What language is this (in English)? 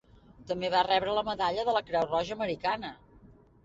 Catalan